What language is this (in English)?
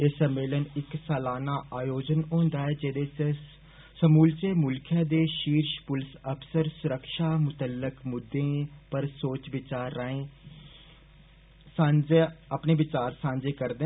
Dogri